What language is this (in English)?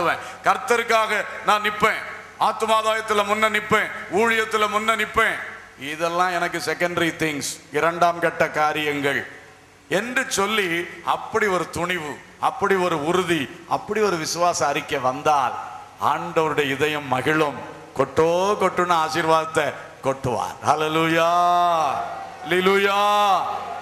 Turkish